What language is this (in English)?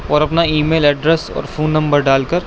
Urdu